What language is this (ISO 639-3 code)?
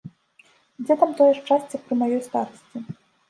bel